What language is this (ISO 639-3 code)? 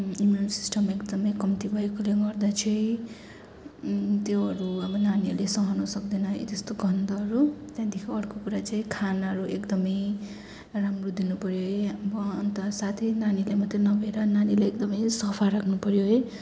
nep